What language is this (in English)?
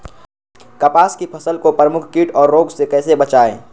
Magahi